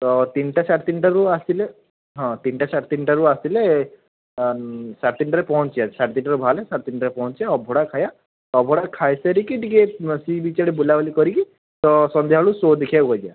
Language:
Odia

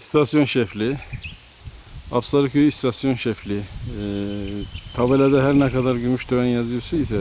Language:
Turkish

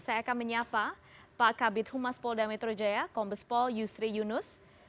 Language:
Indonesian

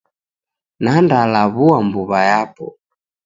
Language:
Taita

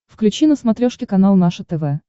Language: Russian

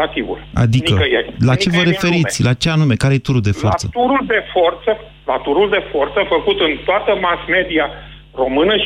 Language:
Romanian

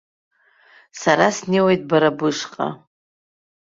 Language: Abkhazian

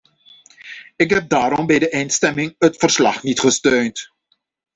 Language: Dutch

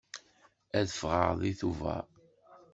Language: Kabyle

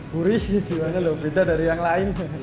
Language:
Indonesian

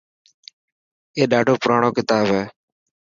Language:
Dhatki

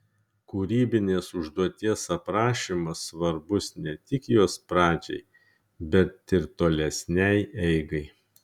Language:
Lithuanian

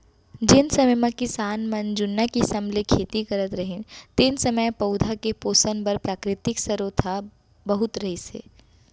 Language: Chhattisgarhi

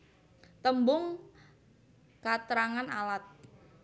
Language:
Javanese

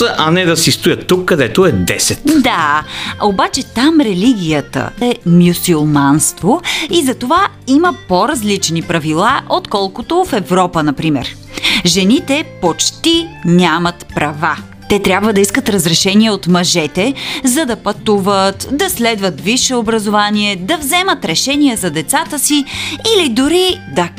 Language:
Bulgarian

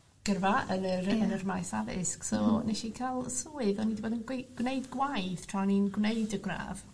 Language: Welsh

